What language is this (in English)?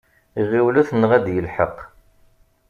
Kabyle